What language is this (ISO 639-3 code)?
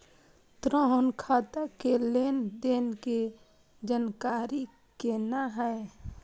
mai